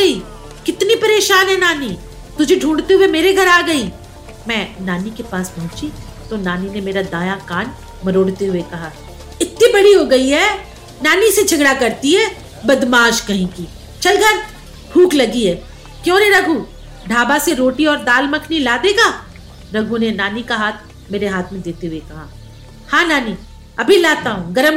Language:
Hindi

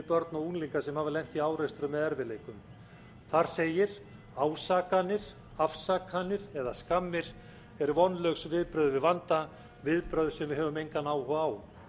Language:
Icelandic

